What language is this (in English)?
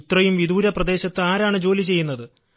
Malayalam